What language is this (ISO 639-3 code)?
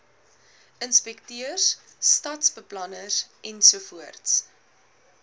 afr